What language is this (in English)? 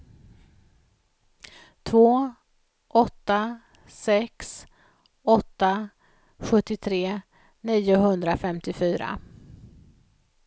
Swedish